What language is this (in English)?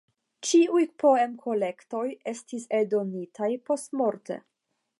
Esperanto